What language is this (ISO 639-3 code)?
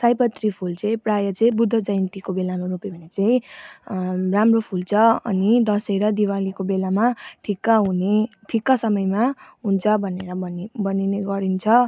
nep